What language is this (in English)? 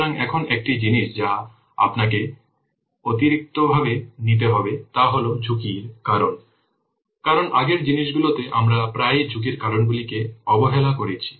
Bangla